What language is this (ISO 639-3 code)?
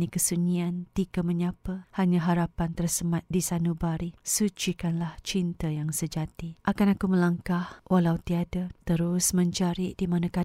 msa